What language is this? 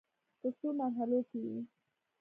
Pashto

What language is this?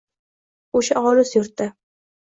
Uzbek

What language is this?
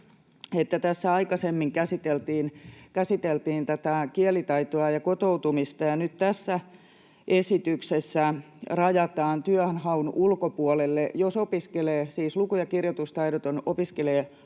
Finnish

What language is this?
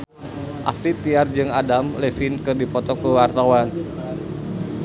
Sundanese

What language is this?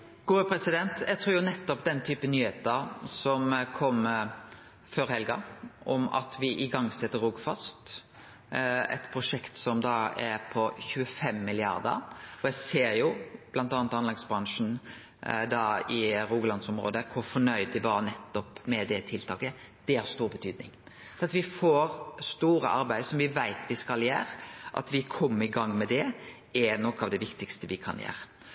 Norwegian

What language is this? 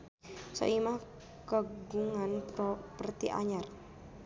Sundanese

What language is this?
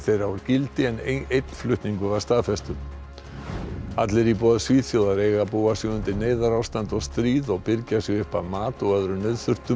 Icelandic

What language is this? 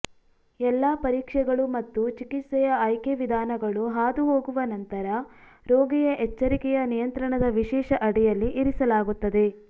Kannada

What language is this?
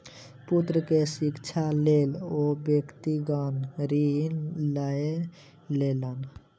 Maithili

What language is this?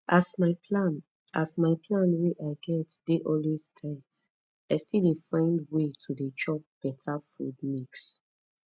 Nigerian Pidgin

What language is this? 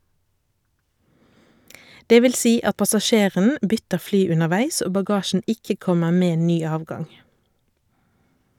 Norwegian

